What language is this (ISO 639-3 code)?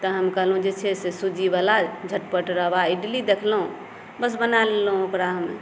mai